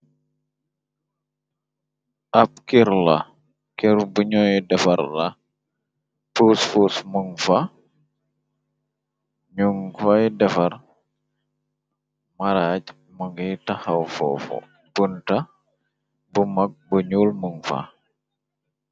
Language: Wolof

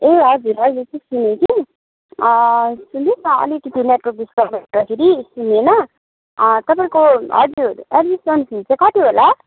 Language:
Nepali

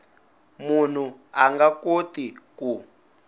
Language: Tsonga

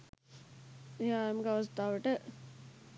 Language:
Sinhala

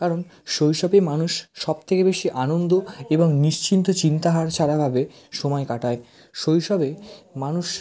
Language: Bangla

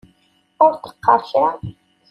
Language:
Kabyle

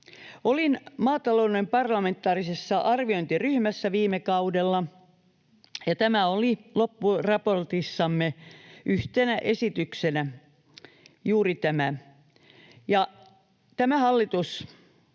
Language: Finnish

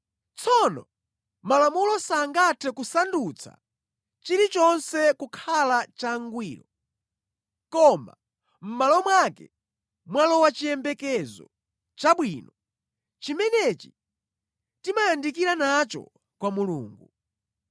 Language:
Nyanja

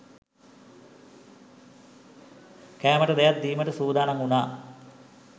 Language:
Sinhala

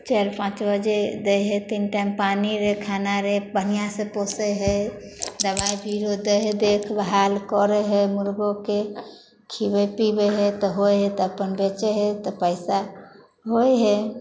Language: Maithili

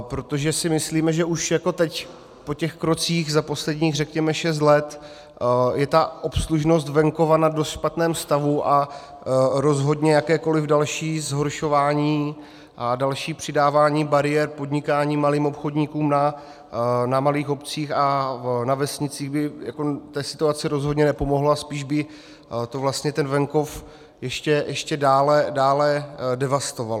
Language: Czech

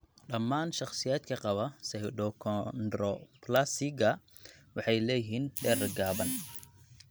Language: Somali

